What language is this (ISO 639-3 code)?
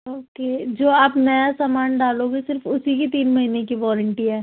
urd